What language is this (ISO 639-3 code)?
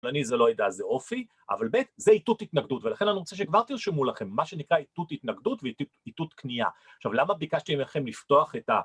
heb